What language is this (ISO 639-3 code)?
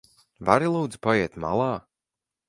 lav